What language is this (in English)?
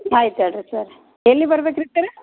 Kannada